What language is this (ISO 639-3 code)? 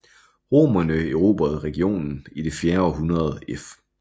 dan